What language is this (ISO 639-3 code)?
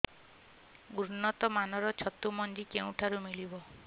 ori